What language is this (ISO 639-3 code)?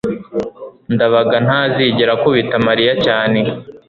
kin